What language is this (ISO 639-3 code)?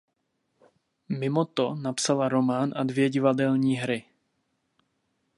ces